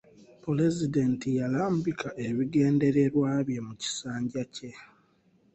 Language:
Ganda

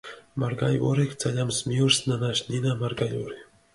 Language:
Mingrelian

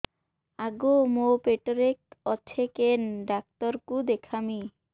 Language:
Odia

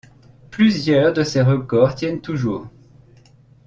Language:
French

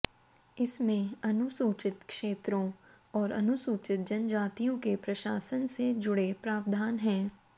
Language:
Hindi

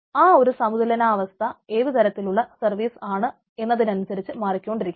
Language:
Malayalam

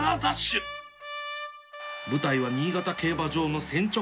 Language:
Japanese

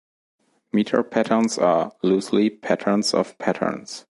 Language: English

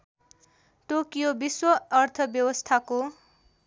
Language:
Nepali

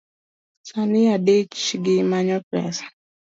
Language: Luo (Kenya and Tanzania)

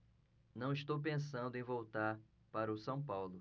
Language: Portuguese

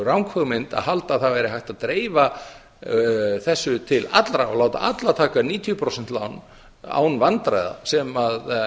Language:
Icelandic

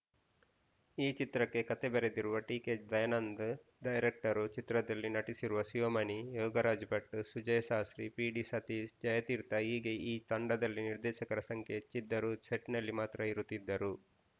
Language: Kannada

